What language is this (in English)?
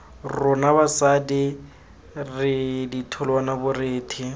Tswana